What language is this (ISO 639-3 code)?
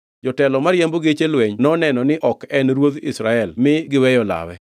luo